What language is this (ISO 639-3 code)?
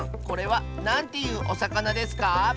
jpn